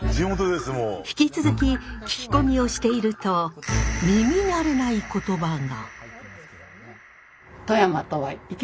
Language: Japanese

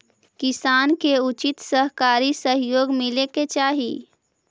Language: Magahi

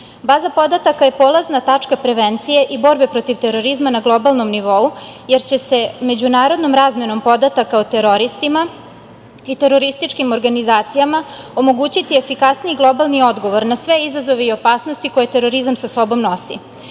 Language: Serbian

